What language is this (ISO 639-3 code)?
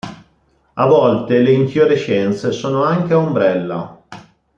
ita